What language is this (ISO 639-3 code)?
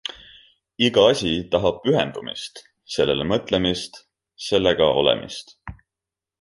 est